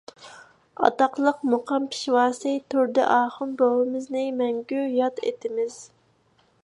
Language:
Uyghur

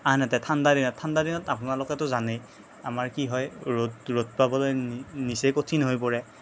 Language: Assamese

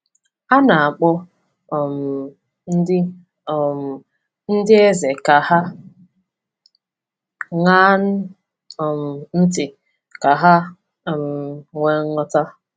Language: Igbo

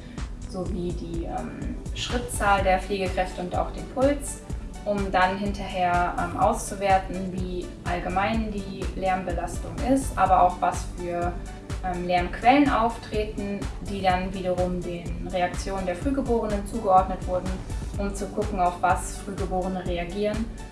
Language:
German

